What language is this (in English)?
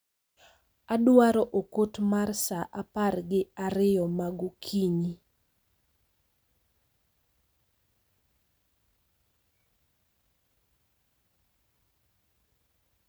Luo (Kenya and Tanzania)